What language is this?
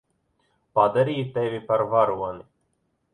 Latvian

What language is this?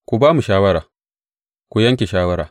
Hausa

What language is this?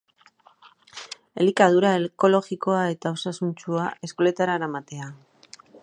Basque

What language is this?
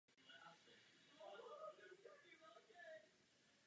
Czech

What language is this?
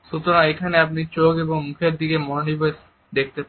Bangla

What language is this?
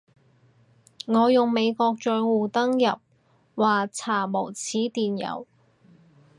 Cantonese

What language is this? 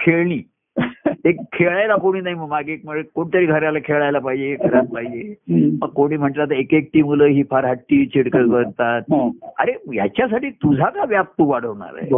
Marathi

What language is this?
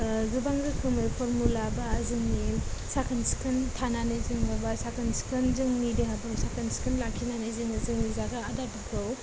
Bodo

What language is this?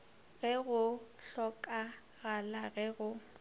Northern Sotho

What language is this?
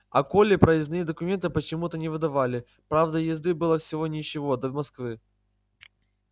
Russian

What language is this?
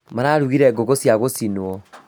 Kikuyu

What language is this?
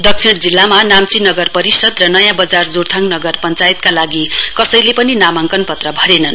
Nepali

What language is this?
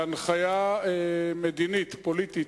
Hebrew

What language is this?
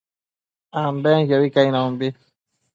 Matsés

